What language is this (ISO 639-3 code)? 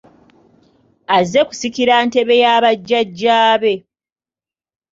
lug